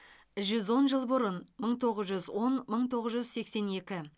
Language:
Kazakh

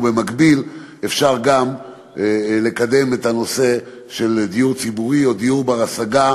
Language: Hebrew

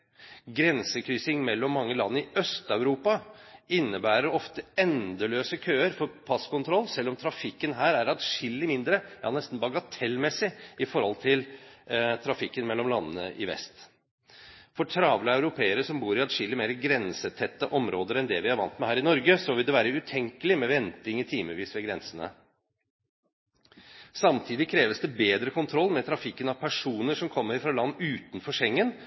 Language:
Norwegian Bokmål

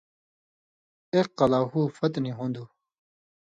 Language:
Indus Kohistani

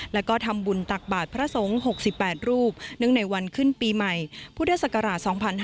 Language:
Thai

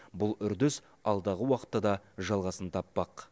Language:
Kazakh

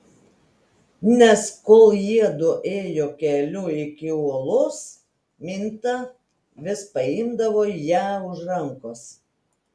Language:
Lithuanian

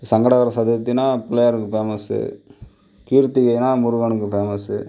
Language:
Tamil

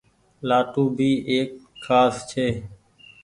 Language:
Goaria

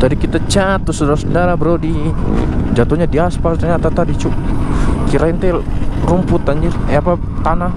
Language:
Indonesian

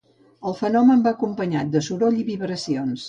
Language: Catalan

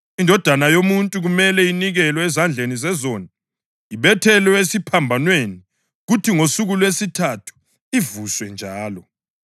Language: North Ndebele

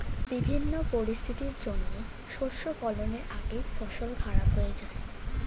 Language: Bangla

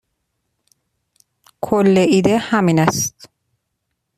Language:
Persian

